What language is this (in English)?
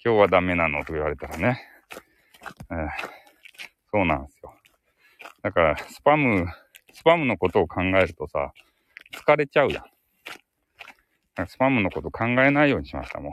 Japanese